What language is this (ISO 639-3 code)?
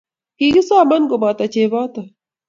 kln